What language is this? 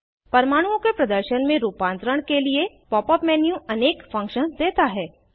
Hindi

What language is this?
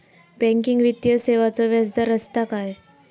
Marathi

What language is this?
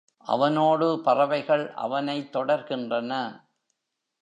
Tamil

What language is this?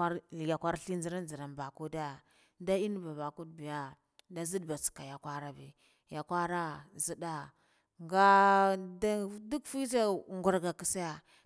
Guduf-Gava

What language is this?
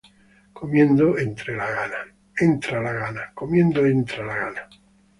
Spanish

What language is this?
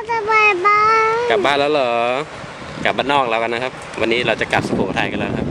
Thai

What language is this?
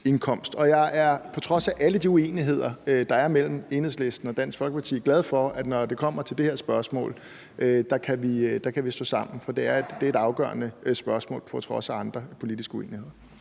Danish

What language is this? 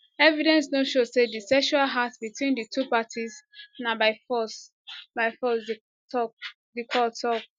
Nigerian Pidgin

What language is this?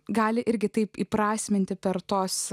Lithuanian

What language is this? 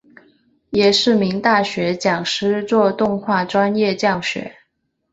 Chinese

